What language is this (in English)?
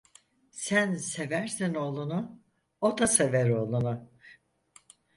Turkish